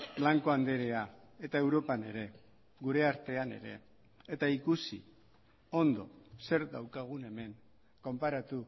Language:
Basque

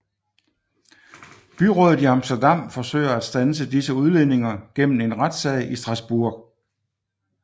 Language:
Danish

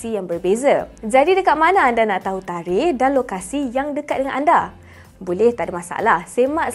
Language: Malay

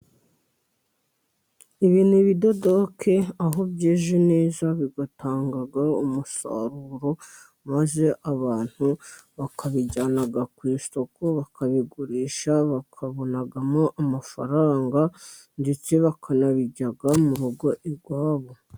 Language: Kinyarwanda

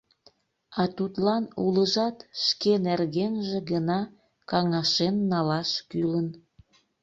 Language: Mari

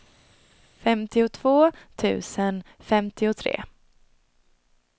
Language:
Swedish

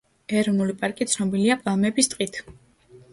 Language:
Georgian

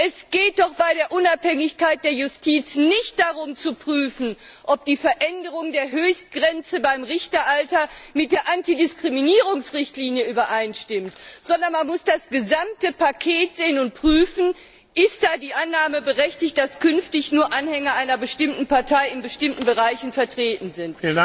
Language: German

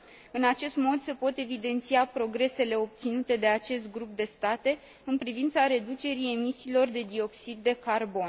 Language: Romanian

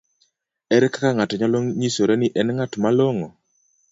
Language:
Luo (Kenya and Tanzania)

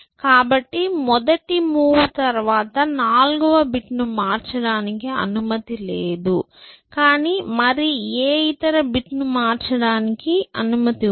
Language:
Telugu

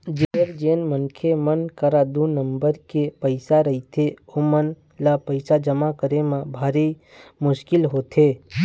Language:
Chhattisgarhi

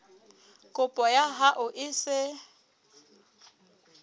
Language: Southern Sotho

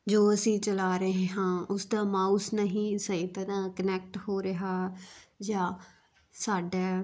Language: Punjabi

